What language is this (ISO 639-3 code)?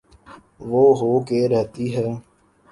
urd